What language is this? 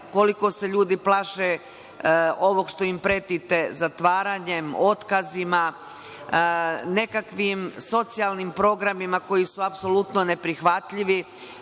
Serbian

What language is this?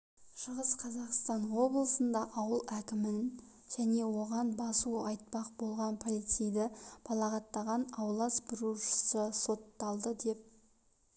Kazakh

